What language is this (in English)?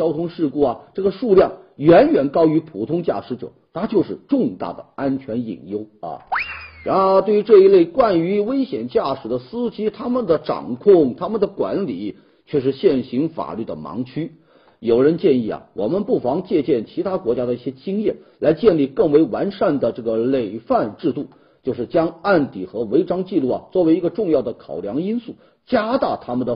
Chinese